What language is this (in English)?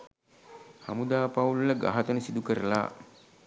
Sinhala